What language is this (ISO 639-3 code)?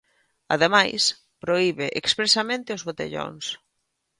glg